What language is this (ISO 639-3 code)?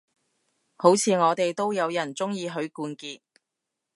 yue